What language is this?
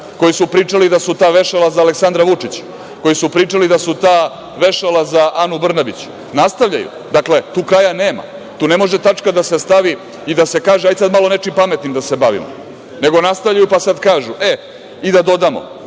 Serbian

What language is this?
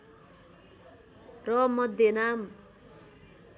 Nepali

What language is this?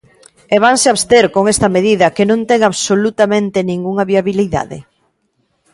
Galician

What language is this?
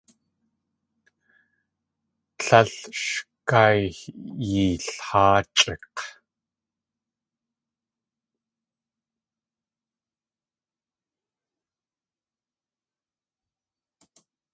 Tlingit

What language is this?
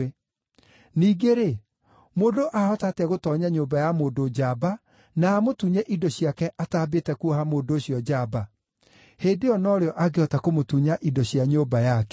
Kikuyu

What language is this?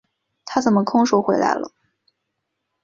Chinese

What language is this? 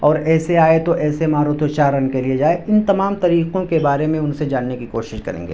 Urdu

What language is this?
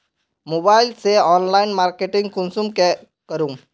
Magahi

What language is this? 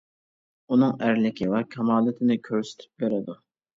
Uyghur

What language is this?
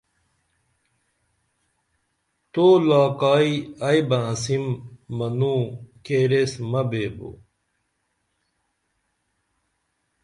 Dameli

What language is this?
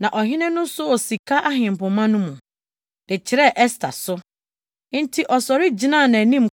Akan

